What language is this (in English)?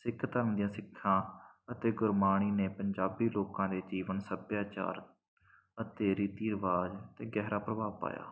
Punjabi